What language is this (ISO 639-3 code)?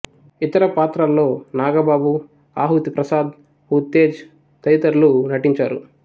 tel